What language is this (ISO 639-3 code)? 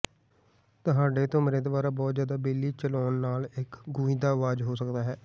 pan